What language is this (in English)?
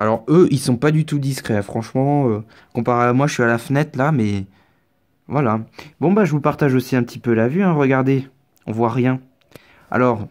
French